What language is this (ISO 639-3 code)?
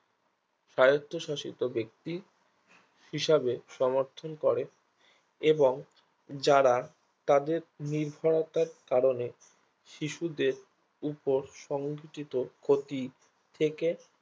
ben